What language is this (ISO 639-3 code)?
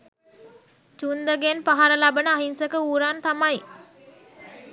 sin